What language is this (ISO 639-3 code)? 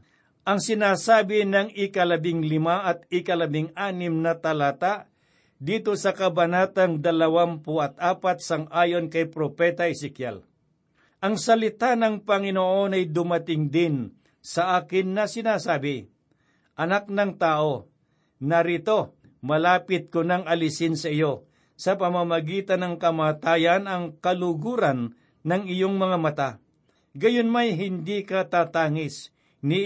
fil